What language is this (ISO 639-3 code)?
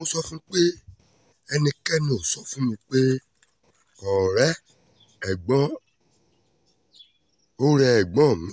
yor